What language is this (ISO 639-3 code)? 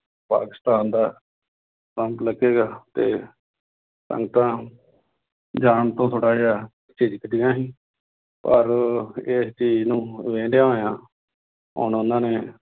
pan